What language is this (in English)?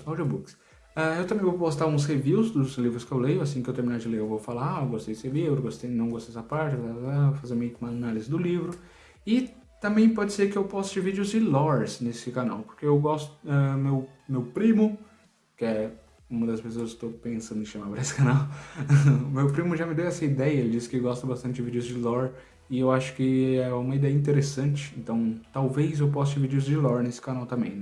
Portuguese